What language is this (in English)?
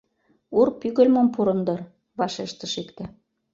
Mari